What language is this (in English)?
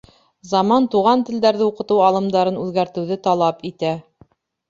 Bashkir